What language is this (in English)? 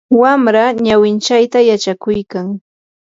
Yanahuanca Pasco Quechua